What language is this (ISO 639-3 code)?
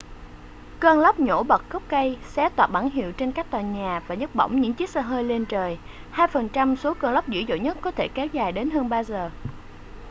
vie